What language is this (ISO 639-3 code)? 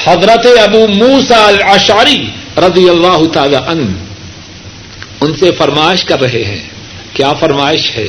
urd